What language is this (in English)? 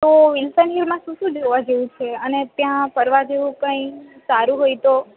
Gujarati